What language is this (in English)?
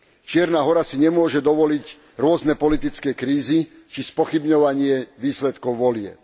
Slovak